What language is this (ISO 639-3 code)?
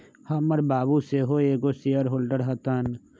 mag